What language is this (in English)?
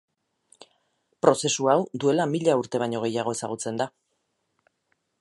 Basque